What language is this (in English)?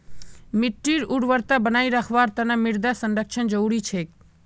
Magahi